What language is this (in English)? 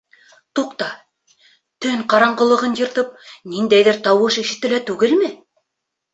Bashkir